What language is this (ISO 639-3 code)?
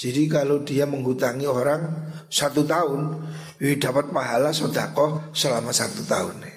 ind